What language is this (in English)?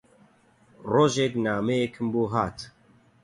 Central Kurdish